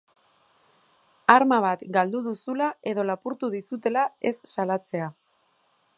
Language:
Basque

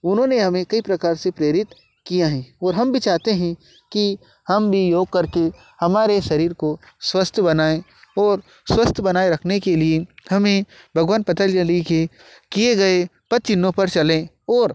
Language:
Hindi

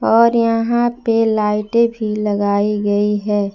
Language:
Hindi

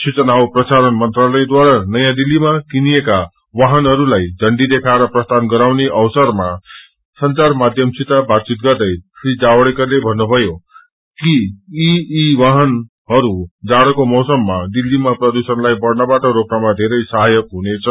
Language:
Nepali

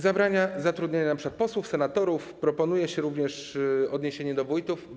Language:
Polish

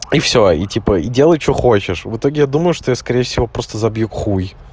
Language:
Russian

